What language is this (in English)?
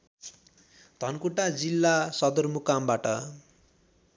Nepali